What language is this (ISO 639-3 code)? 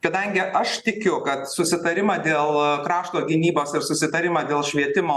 lit